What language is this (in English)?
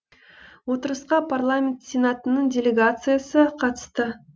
Kazakh